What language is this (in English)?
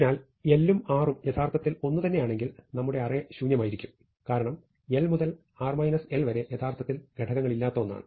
Malayalam